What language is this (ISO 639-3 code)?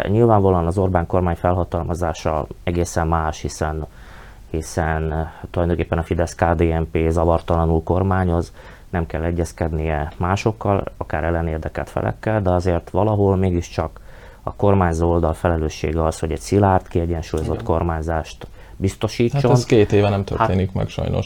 hun